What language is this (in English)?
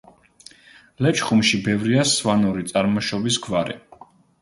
Georgian